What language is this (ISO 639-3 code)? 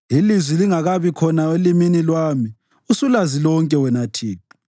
nde